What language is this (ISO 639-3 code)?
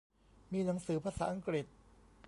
tha